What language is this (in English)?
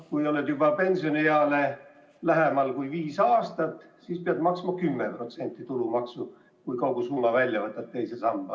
Estonian